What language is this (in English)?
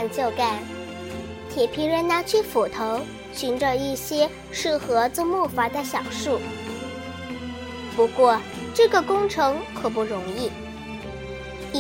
Chinese